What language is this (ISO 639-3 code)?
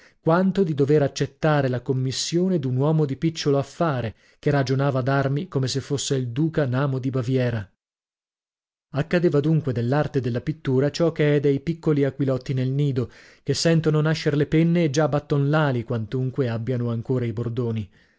ita